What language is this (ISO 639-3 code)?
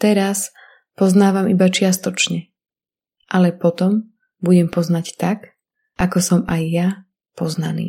slk